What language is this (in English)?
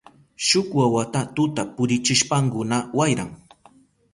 Southern Pastaza Quechua